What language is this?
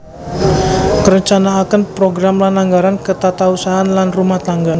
Javanese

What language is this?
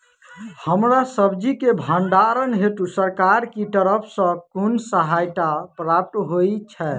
Maithili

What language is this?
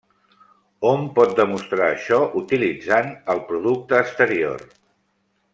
Catalan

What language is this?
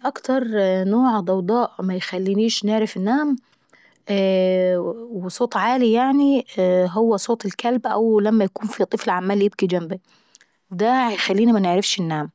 Saidi Arabic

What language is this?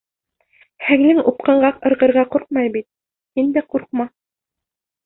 Bashkir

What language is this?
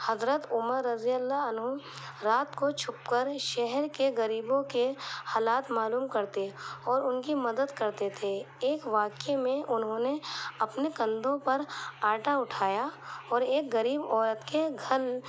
Urdu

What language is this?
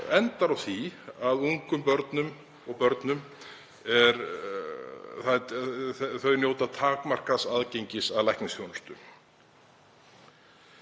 Icelandic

